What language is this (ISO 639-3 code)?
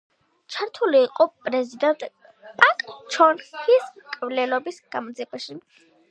kat